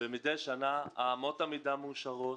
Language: Hebrew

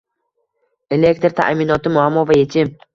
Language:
Uzbek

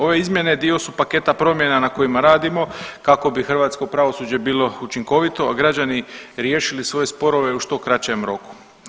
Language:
Croatian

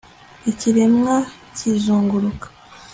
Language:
Kinyarwanda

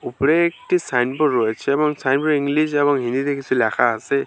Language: Bangla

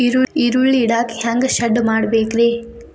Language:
Kannada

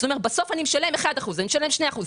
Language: Hebrew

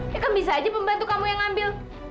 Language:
Indonesian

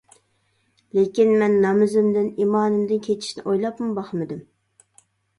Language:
Uyghur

